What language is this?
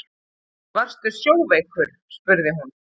Icelandic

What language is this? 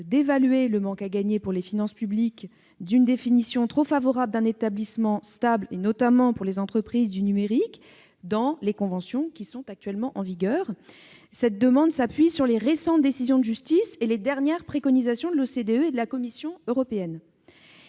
French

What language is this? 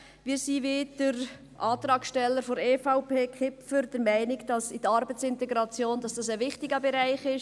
Swiss German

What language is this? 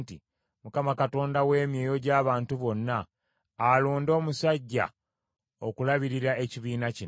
Ganda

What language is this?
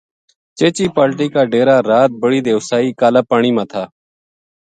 Gujari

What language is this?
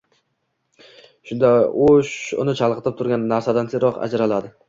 Uzbek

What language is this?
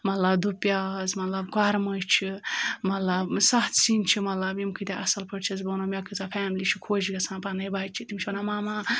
Kashmiri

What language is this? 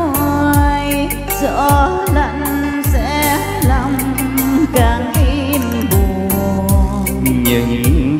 Vietnamese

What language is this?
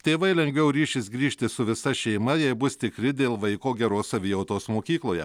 Lithuanian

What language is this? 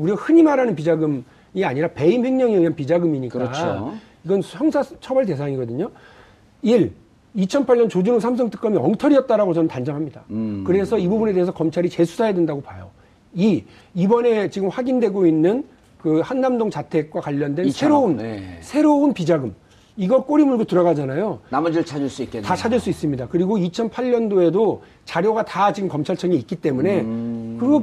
Korean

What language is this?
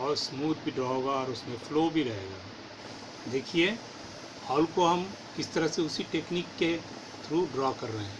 Hindi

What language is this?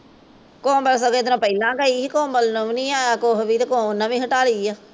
Punjabi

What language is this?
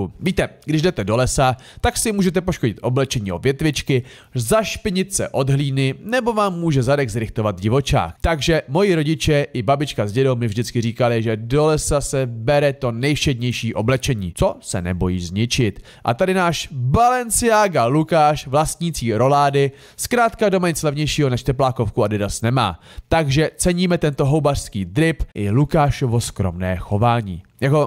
Czech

